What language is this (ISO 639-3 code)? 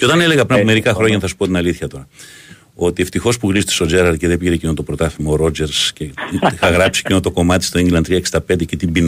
ell